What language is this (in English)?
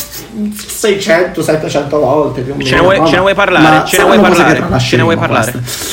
Italian